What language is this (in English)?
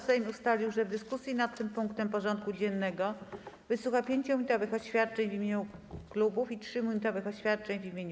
Polish